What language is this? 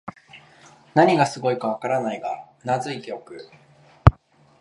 Japanese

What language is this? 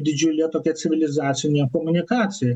Lithuanian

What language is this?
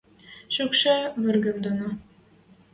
Western Mari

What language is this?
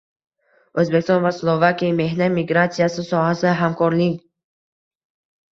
Uzbek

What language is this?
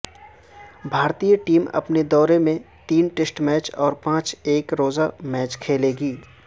Urdu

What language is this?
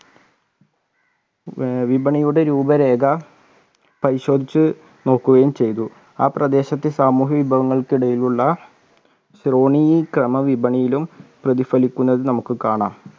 Malayalam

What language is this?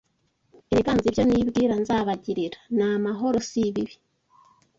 Kinyarwanda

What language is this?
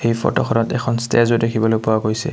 Assamese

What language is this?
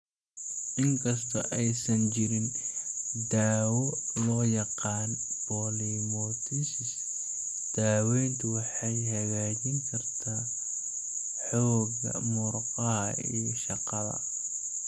Somali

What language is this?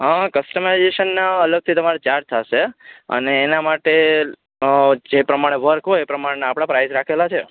Gujarati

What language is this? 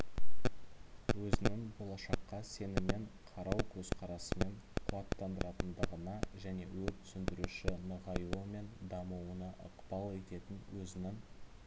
Kazakh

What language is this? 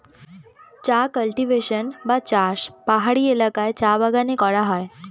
Bangla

